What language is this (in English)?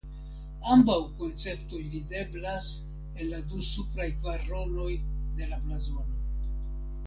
Esperanto